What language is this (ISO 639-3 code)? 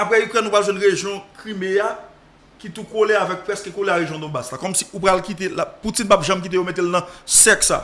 fra